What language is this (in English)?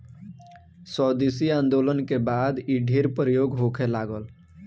Bhojpuri